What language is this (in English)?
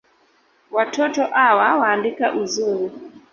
Swahili